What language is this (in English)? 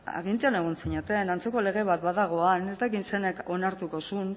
Basque